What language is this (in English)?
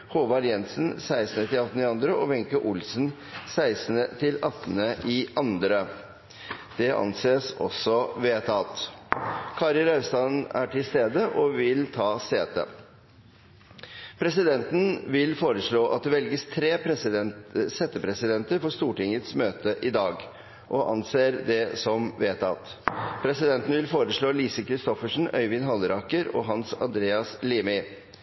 Norwegian Bokmål